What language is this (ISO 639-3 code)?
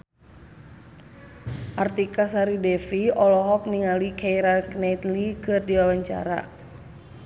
sun